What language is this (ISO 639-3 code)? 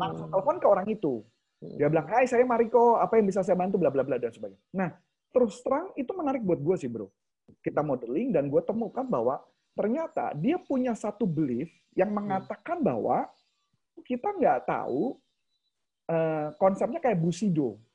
ind